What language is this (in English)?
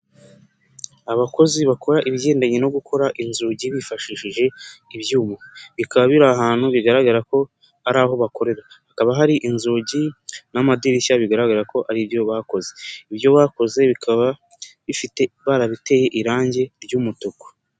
Kinyarwanda